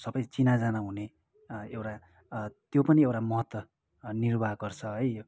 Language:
Nepali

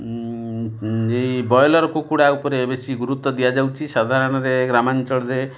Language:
Odia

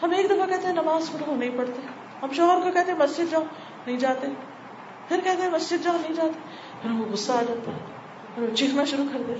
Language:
Urdu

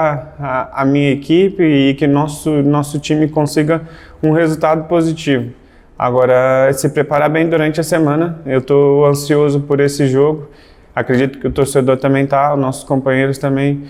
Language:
Portuguese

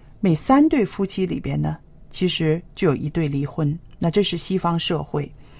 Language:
Chinese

